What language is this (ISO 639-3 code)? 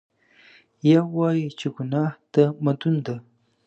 pus